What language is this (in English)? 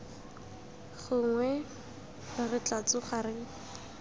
Tswana